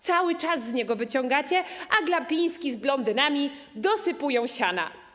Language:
Polish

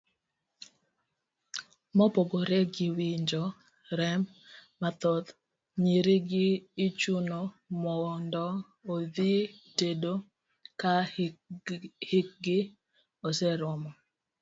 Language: Luo (Kenya and Tanzania)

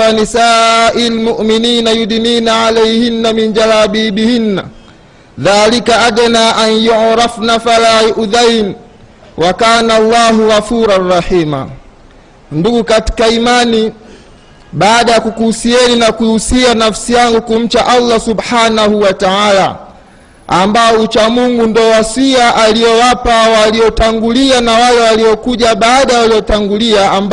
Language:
Swahili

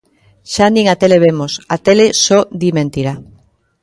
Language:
Galician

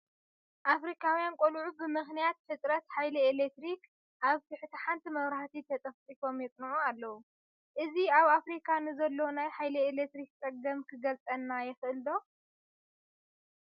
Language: Tigrinya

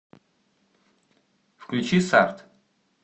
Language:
Russian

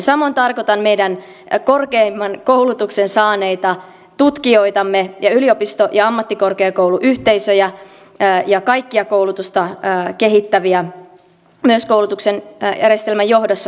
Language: Finnish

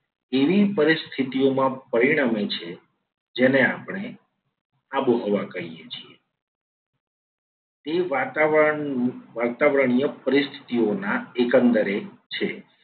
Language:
Gujarati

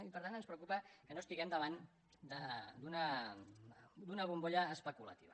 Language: Catalan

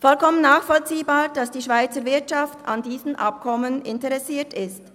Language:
Swiss German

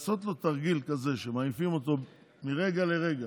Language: Hebrew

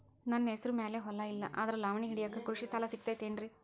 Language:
Kannada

